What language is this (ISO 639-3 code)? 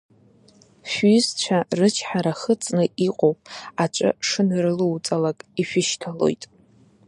abk